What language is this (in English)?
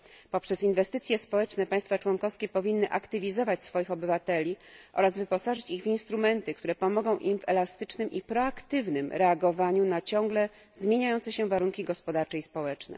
Polish